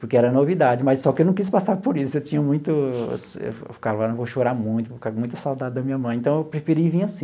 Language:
Portuguese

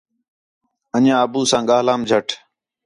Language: Khetrani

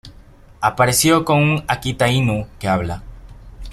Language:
Spanish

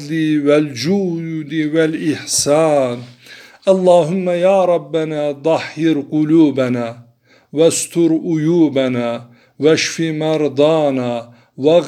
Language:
Turkish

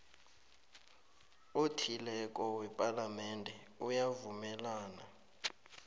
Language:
South Ndebele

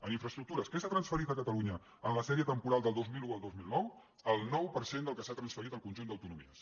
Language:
Catalan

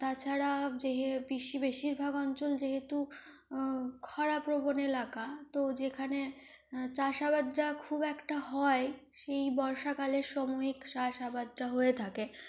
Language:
Bangla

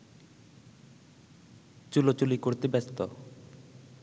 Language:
Bangla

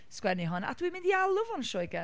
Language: Welsh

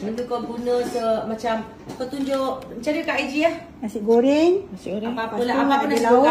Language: Malay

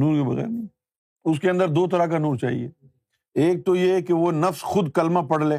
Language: Urdu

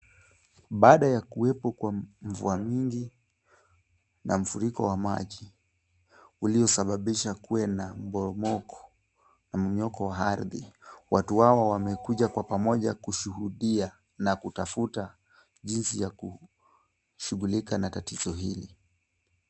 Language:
Swahili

